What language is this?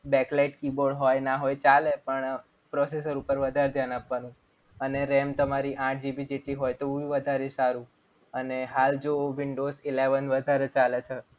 Gujarati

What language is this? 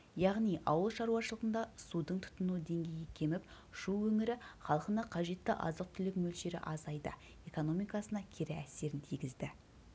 Kazakh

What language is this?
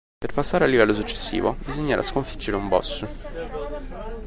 Italian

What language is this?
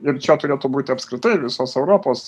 Lithuanian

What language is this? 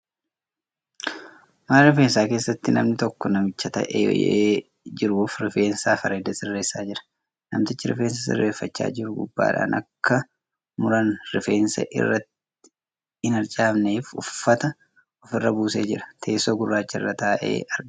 Oromo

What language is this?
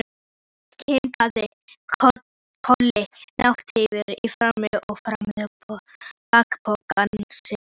Icelandic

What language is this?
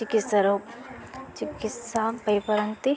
Odia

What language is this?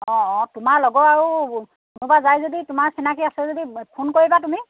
Assamese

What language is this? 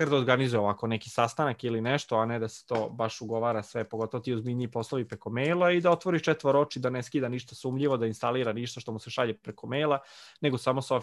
Croatian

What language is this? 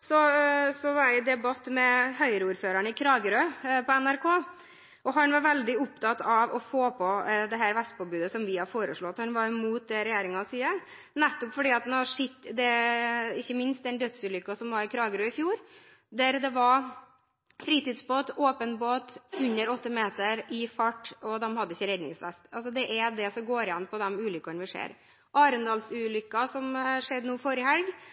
Norwegian Bokmål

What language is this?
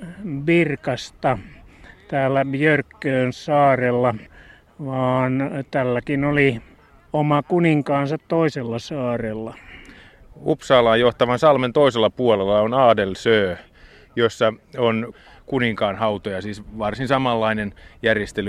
Finnish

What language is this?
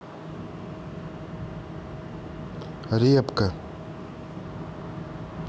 Russian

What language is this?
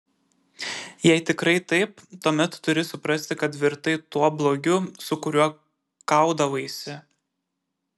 Lithuanian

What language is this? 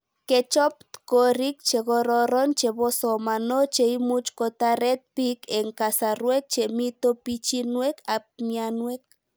Kalenjin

